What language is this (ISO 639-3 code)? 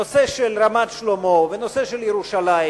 heb